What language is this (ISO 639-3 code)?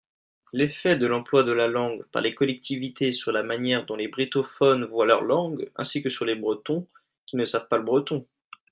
fra